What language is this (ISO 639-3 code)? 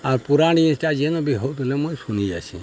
ori